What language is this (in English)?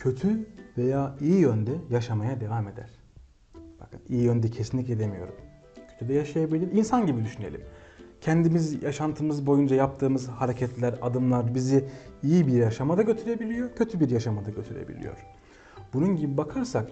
Turkish